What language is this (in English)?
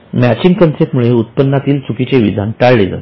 Marathi